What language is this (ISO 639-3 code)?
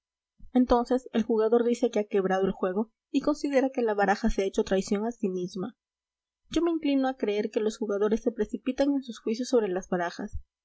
spa